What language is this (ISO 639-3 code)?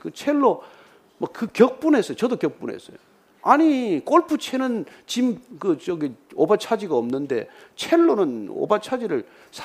kor